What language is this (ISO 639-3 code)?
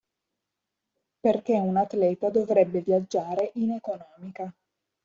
ita